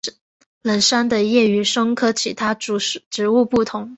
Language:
Chinese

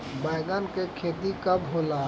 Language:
Bhojpuri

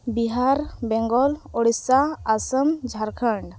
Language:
Santali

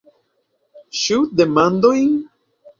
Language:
Esperanto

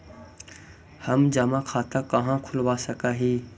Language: Magahi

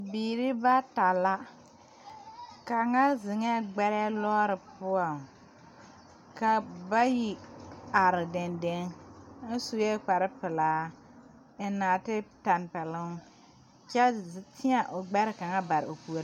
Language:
Southern Dagaare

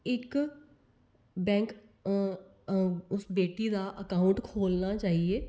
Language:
Dogri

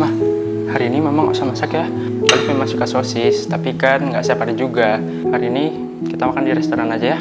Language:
Indonesian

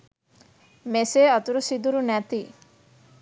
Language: Sinhala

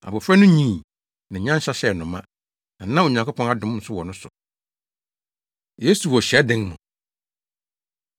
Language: Akan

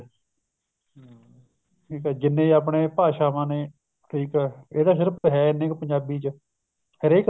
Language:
Punjabi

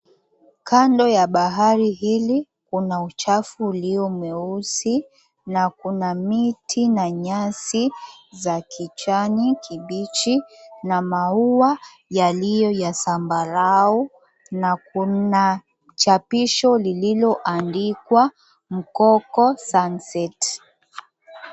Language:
Swahili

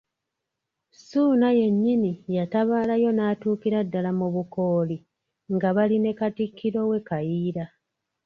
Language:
Ganda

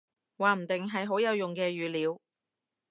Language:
Cantonese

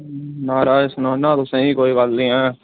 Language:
Dogri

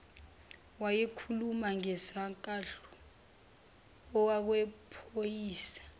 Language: Zulu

